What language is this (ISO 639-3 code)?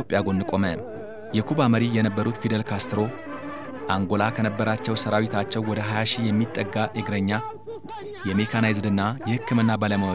ara